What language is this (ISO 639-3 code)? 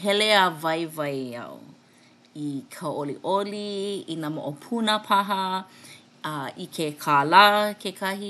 haw